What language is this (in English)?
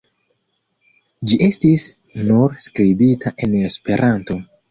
Esperanto